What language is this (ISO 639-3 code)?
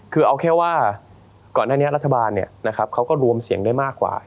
tha